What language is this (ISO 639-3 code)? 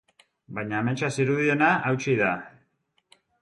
eus